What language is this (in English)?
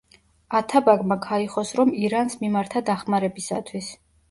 Georgian